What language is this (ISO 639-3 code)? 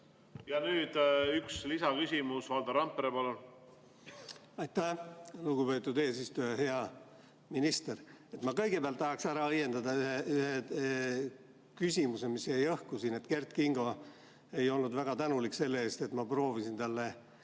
est